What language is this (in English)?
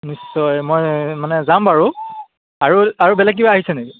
Assamese